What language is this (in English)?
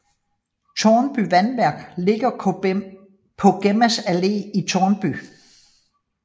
Danish